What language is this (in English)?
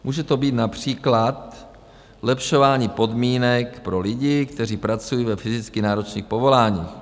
Czech